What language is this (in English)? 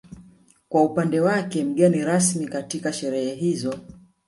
Swahili